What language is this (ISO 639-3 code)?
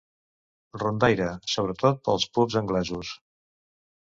cat